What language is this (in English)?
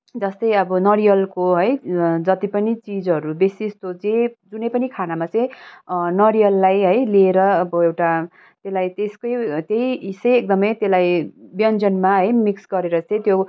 Nepali